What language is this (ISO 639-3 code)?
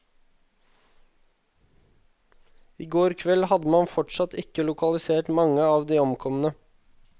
nor